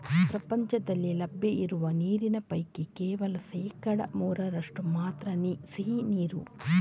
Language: Kannada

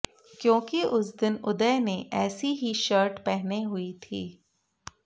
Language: Hindi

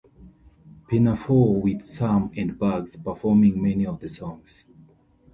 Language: English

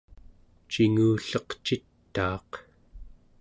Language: Central Yupik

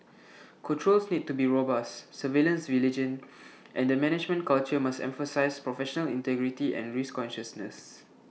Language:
English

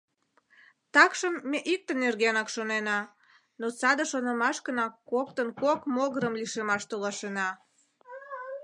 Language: Mari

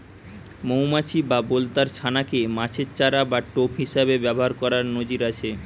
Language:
Bangla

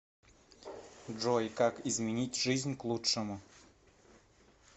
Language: Russian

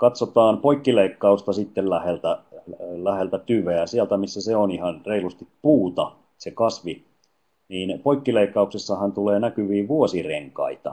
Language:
Finnish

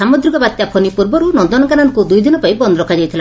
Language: Odia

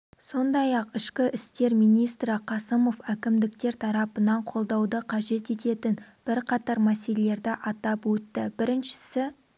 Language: Kazakh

